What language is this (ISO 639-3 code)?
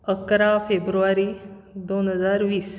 kok